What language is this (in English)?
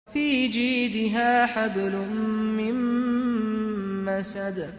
Arabic